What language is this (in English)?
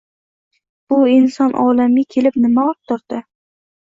Uzbek